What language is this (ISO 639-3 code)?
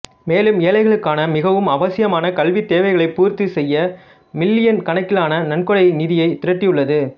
tam